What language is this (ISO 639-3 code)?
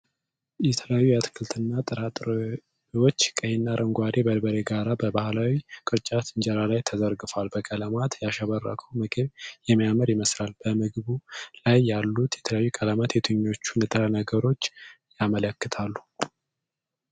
amh